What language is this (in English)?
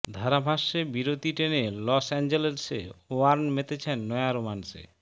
Bangla